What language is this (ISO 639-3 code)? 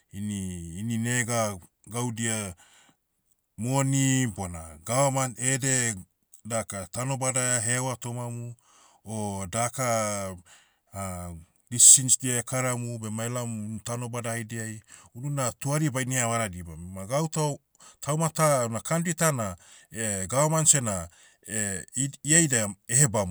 meu